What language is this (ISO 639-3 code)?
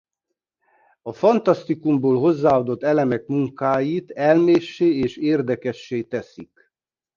hun